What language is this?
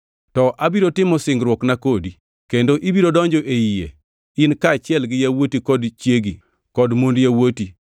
Luo (Kenya and Tanzania)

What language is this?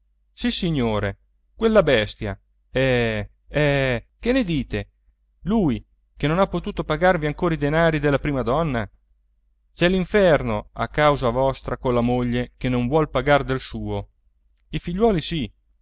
Italian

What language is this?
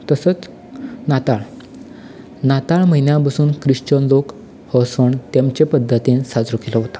Konkani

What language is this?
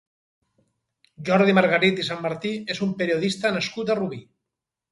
Catalan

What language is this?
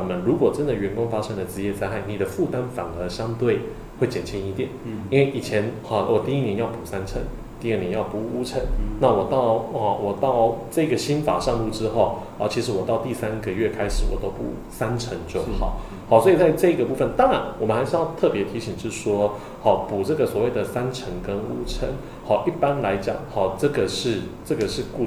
Chinese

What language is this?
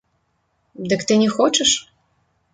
Belarusian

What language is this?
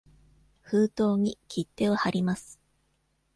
Japanese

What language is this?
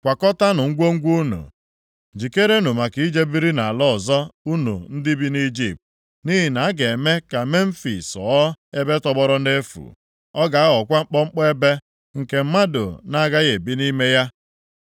Igbo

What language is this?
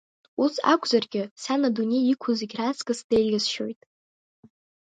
Abkhazian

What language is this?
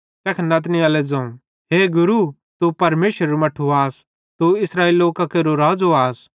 Bhadrawahi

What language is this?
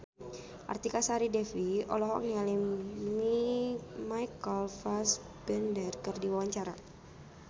Sundanese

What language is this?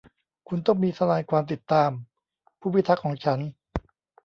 Thai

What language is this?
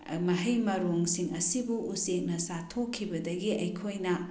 Manipuri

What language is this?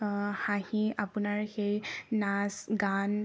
Assamese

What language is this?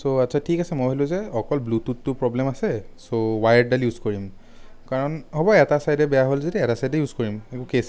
Assamese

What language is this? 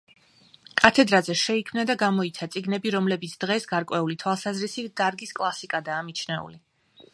Georgian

